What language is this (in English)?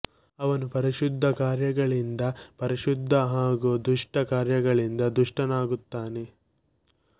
Kannada